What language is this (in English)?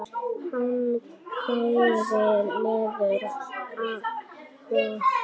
Icelandic